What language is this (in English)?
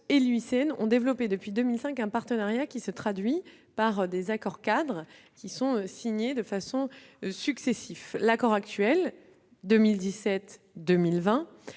French